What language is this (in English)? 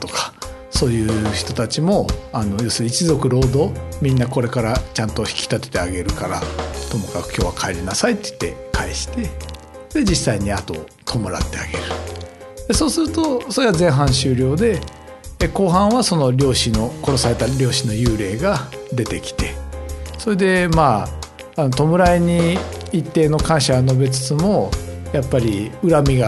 Japanese